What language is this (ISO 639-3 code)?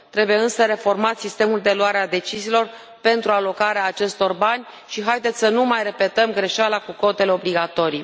ron